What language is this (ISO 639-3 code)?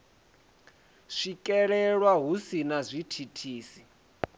ven